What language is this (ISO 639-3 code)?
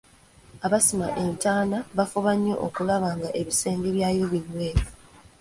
lug